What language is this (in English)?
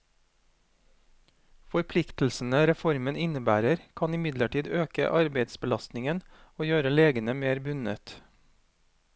Norwegian